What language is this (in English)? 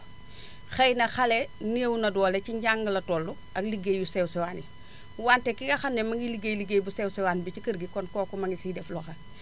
Wolof